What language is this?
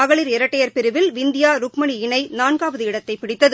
Tamil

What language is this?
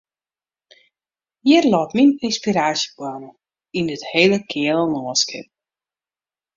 Western Frisian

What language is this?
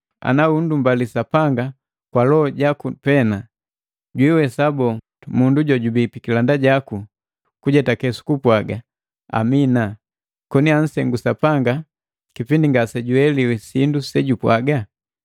Matengo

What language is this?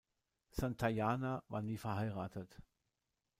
German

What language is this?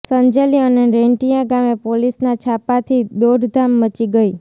Gujarati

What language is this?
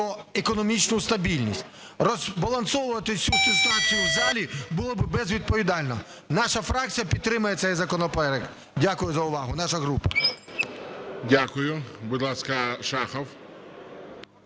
Ukrainian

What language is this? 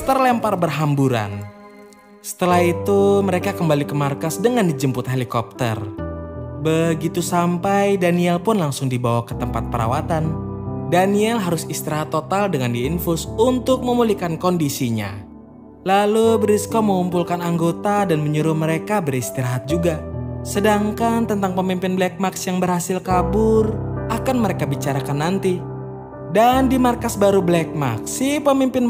Indonesian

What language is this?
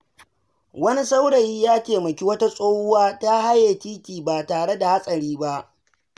Hausa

